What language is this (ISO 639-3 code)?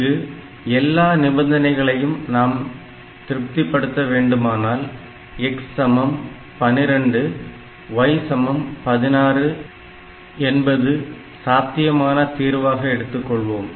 tam